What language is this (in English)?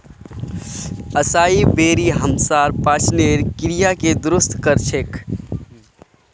Magahi